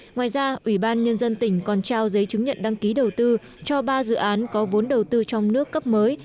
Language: Vietnamese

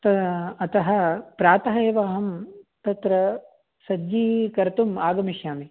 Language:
Sanskrit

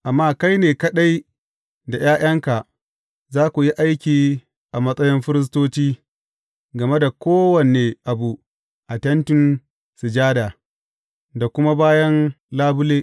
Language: Hausa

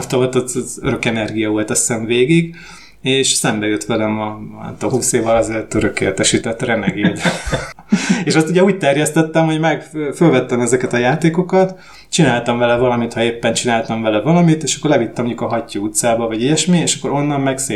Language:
Hungarian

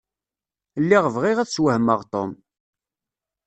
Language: Kabyle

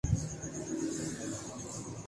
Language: Urdu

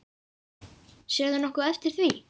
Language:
Icelandic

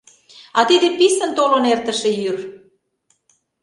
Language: Mari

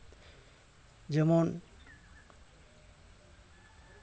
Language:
Santali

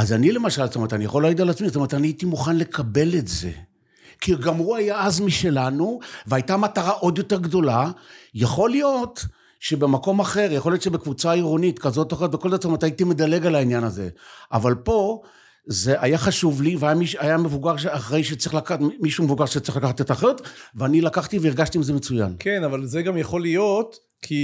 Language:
Hebrew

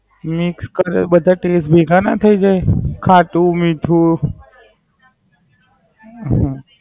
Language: Gujarati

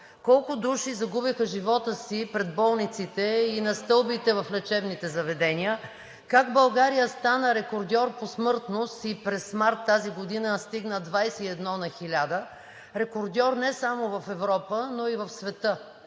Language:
Bulgarian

